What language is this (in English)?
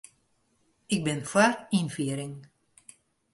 Western Frisian